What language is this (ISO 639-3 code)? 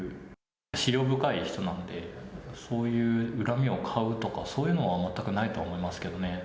jpn